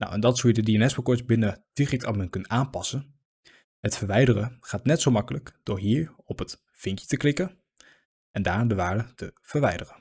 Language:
Dutch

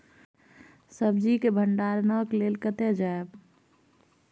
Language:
Maithili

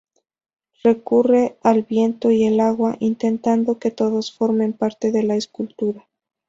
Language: Spanish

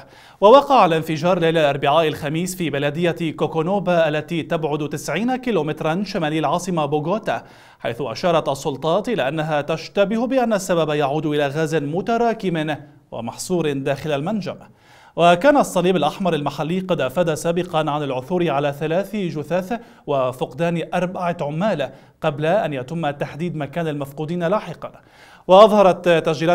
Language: Arabic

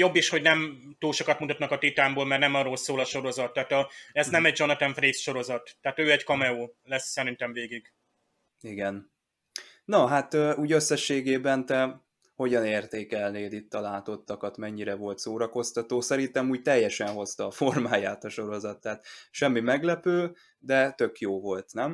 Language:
Hungarian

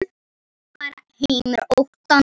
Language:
Icelandic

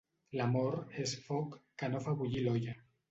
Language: Catalan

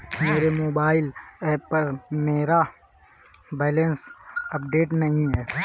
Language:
Hindi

